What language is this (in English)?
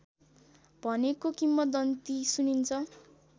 Nepali